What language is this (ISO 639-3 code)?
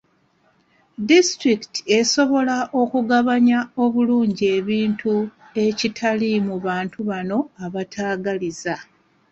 lug